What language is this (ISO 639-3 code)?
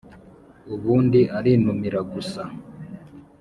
kin